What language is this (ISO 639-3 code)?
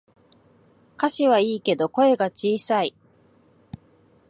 jpn